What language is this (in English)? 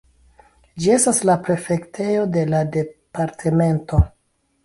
Esperanto